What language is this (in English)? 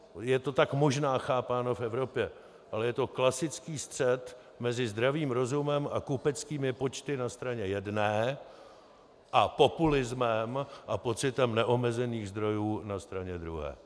Czech